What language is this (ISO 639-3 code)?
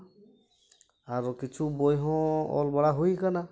sat